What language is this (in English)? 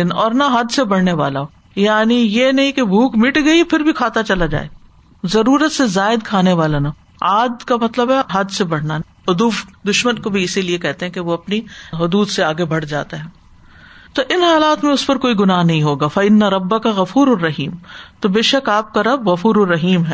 Urdu